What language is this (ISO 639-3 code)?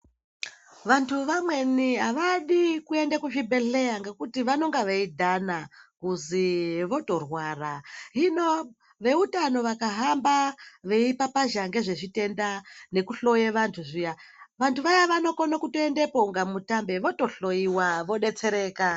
ndc